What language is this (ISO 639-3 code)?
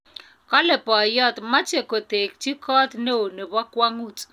kln